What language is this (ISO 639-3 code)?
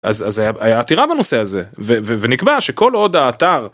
heb